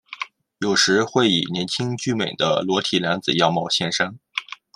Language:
Chinese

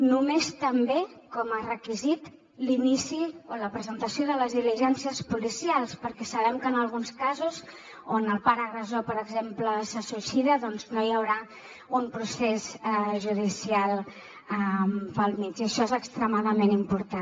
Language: Catalan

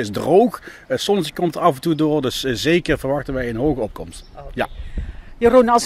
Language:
Dutch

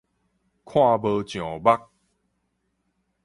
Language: Min Nan Chinese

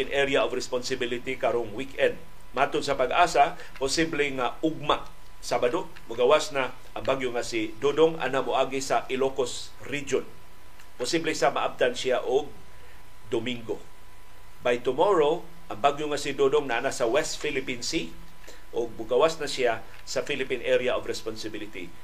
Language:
Filipino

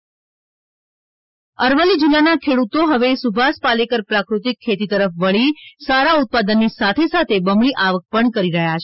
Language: Gujarati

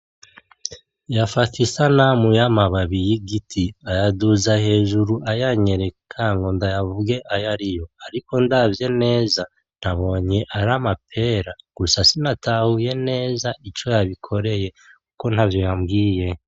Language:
Rundi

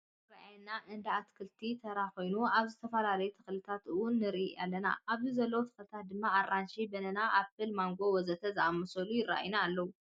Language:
Tigrinya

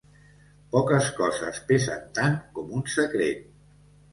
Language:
Catalan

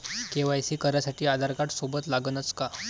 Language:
Marathi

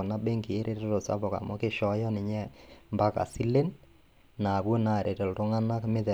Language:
Masai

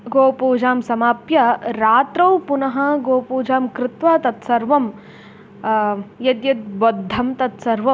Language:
Sanskrit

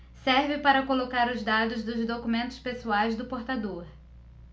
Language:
Portuguese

